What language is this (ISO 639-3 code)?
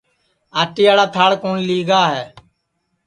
ssi